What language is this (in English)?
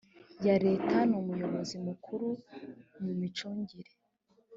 Kinyarwanda